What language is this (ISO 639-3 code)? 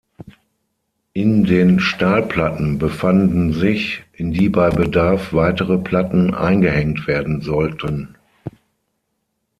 deu